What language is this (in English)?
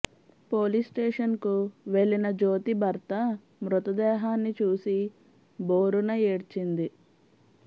Telugu